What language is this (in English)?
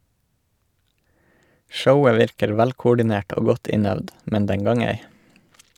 Norwegian